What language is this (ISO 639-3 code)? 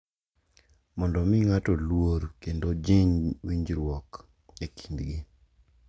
luo